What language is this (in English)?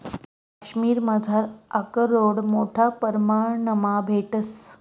Marathi